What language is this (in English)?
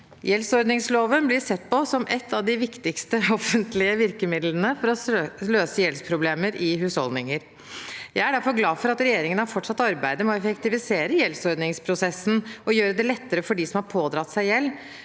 Norwegian